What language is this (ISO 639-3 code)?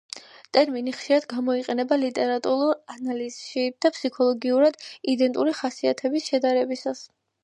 kat